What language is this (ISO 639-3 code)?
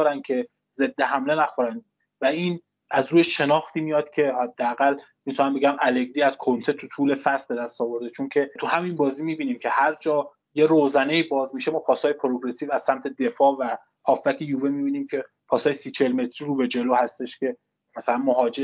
fas